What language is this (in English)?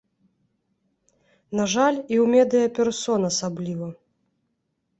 Belarusian